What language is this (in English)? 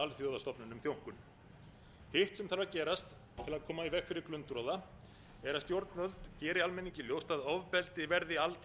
Icelandic